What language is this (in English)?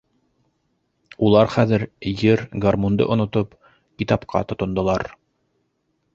Bashkir